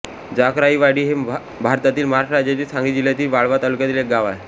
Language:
Marathi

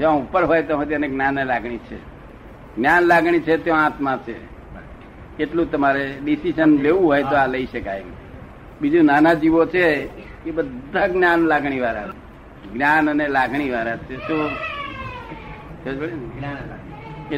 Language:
Gujarati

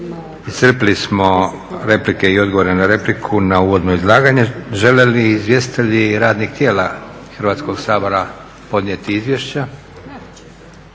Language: Croatian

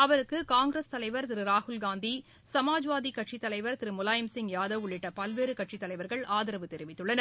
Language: Tamil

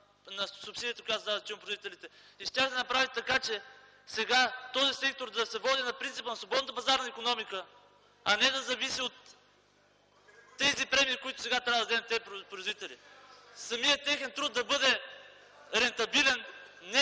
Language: Bulgarian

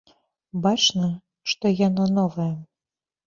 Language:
Belarusian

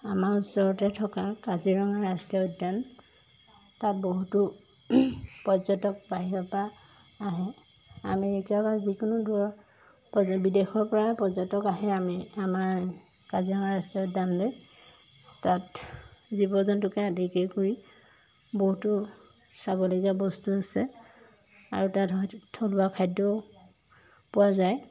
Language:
Assamese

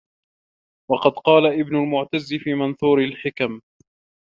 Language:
Arabic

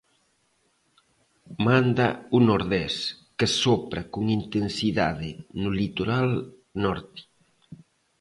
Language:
Galician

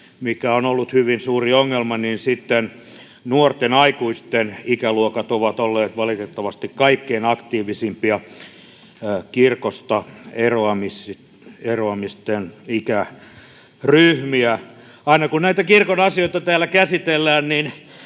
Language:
Finnish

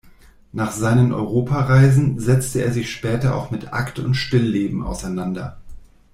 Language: German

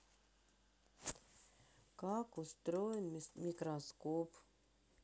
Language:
Russian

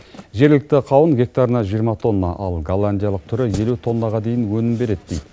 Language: Kazakh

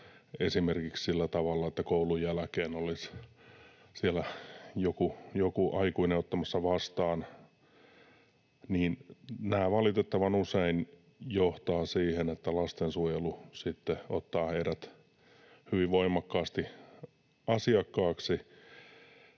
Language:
Finnish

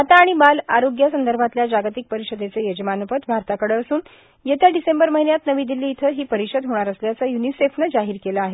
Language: Marathi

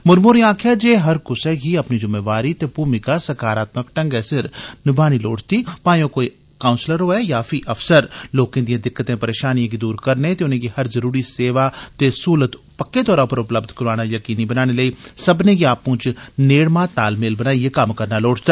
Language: Dogri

